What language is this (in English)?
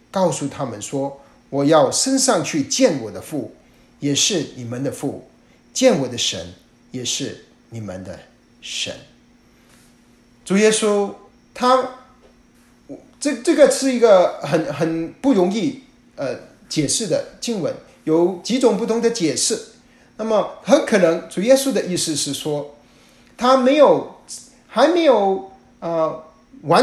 Chinese